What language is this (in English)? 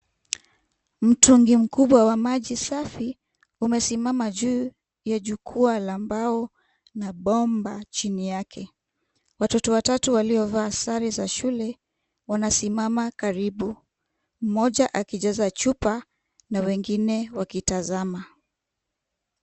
Swahili